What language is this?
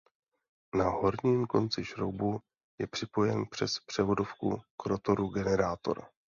Czech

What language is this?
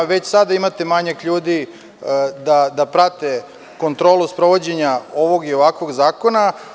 Serbian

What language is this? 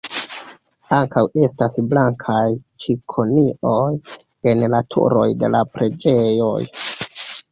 Esperanto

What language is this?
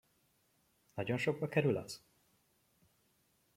Hungarian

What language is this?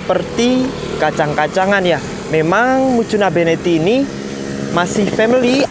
Indonesian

